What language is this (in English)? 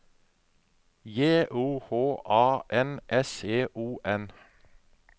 Norwegian